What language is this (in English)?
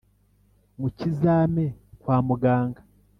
Kinyarwanda